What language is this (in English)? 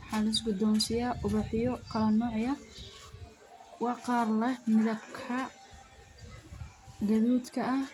Somali